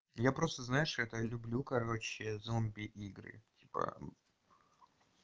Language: Russian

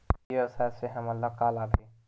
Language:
Chhattisgarhi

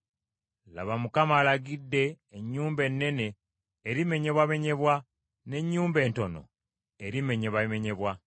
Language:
Ganda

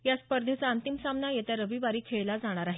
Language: Marathi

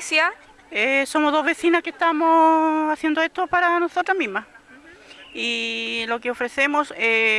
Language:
Spanish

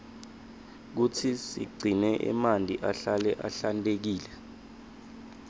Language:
Swati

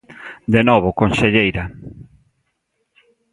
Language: Galician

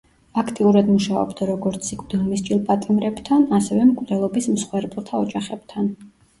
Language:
Georgian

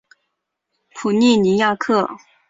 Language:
Chinese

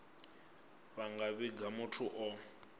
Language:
Venda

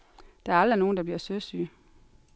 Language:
Danish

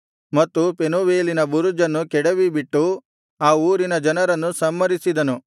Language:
Kannada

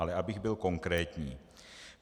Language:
Czech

